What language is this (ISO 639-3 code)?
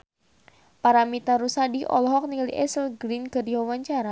sun